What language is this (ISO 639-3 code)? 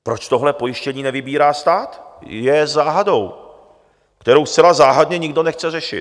ces